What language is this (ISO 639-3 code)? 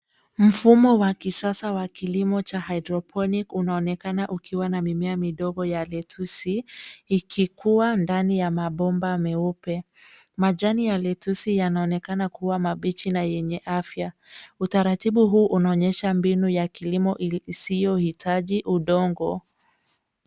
swa